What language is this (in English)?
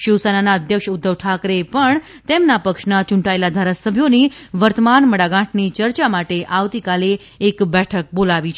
Gujarati